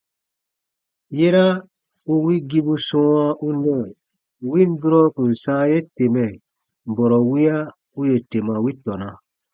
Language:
Baatonum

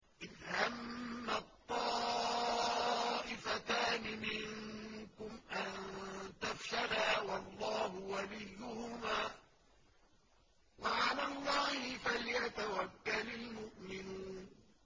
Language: Arabic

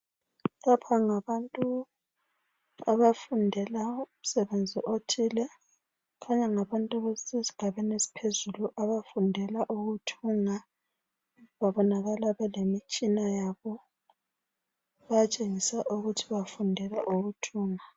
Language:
North Ndebele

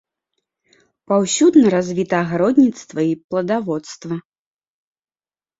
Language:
Belarusian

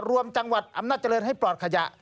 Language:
Thai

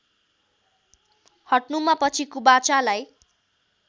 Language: Nepali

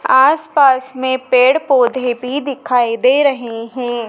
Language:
Hindi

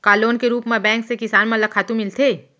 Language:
Chhattisgarhi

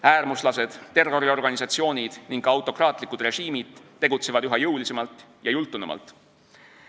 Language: Estonian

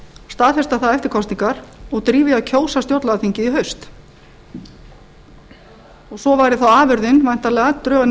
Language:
Icelandic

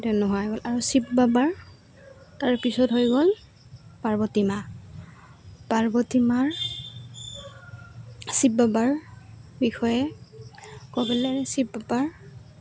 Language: Assamese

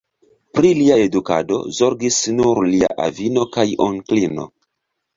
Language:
Esperanto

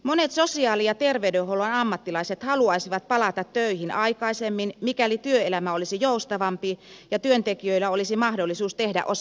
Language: Finnish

